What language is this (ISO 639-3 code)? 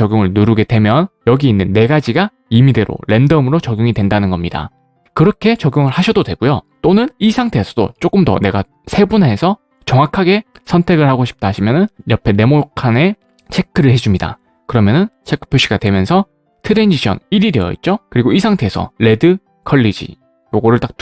kor